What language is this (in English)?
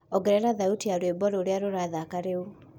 Kikuyu